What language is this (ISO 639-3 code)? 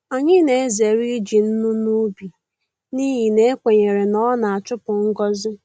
ibo